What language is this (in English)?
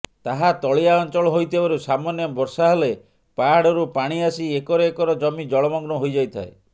Odia